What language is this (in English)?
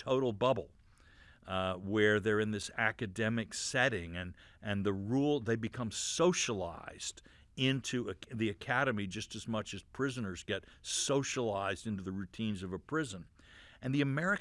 English